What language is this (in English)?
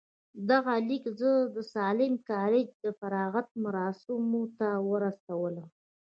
Pashto